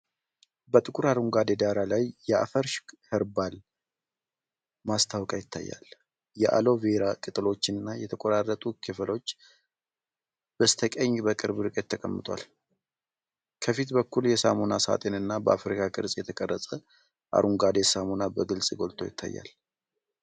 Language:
Amharic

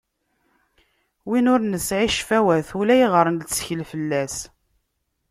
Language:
Kabyle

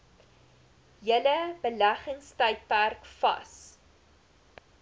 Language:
Afrikaans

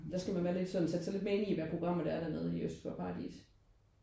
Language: Danish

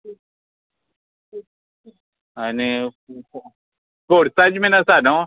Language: Konkani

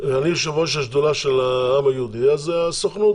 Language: Hebrew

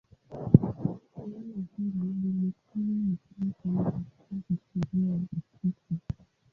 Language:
Swahili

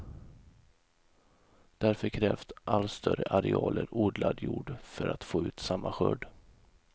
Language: Swedish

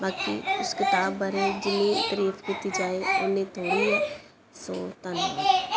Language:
Punjabi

